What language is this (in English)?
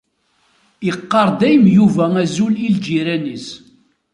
Kabyle